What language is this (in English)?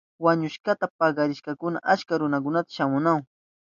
Southern Pastaza Quechua